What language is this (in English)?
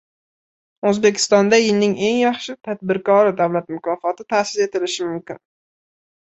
Uzbek